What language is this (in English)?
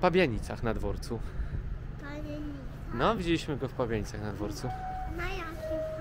Polish